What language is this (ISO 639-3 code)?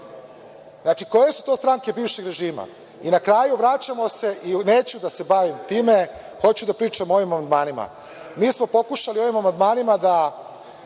srp